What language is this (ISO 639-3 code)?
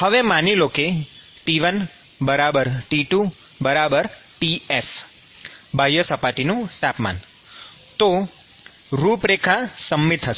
guj